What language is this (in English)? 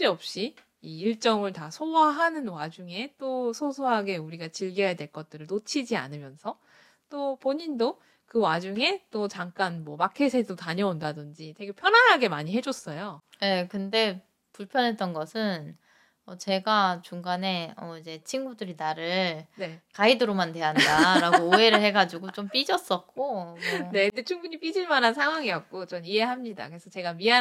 Korean